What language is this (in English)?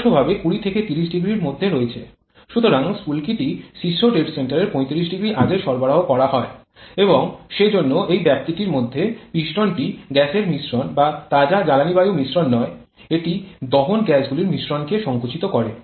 Bangla